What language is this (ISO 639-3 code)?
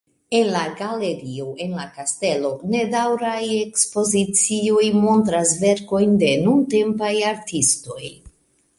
epo